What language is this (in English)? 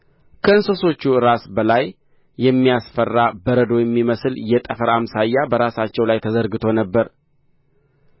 Amharic